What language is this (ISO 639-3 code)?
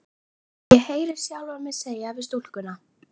isl